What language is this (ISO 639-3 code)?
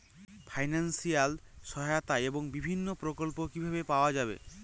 ben